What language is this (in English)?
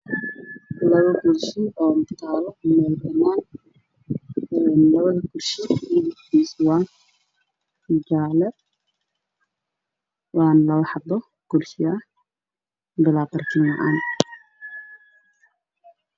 Somali